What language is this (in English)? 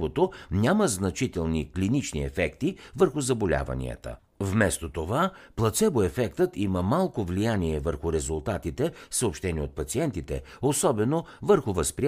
Bulgarian